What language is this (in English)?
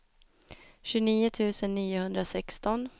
Swedish